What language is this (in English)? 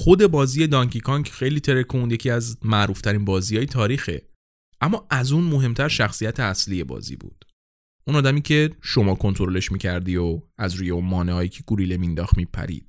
Persian